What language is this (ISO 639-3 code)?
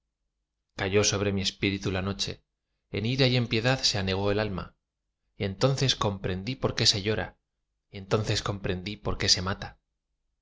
spa